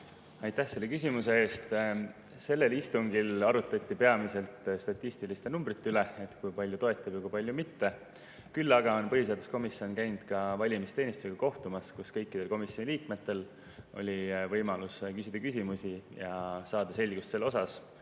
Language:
Estonian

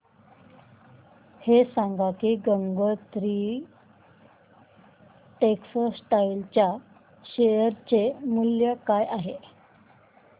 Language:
Marathi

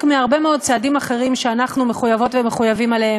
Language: Hebrew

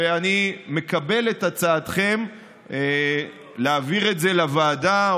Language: Hebrew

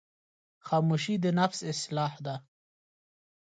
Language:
Pashto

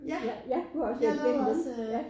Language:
Danish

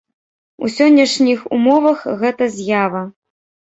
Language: Belarusian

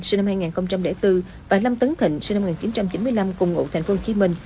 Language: Vietnamese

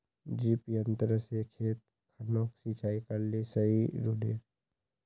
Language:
Magahi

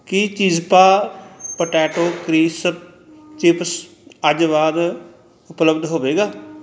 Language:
Punjabi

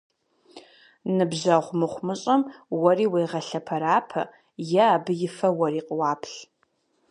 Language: Kabardian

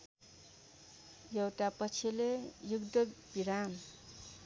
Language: Nepali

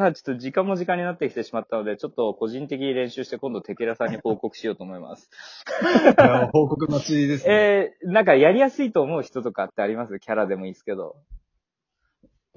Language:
Japanese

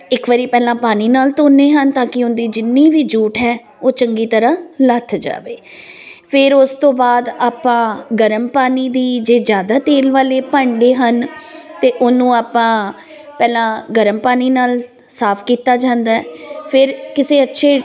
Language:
Punjabi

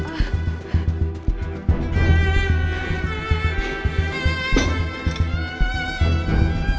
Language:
Indonesian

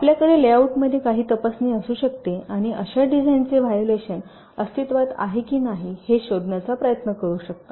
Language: Marathi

